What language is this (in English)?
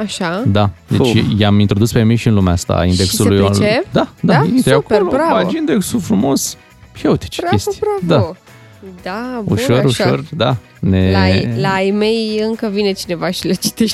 Romanian